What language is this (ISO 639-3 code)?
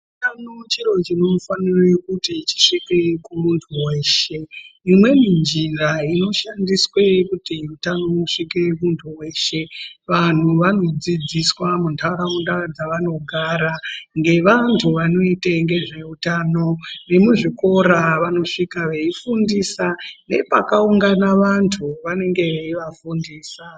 ndc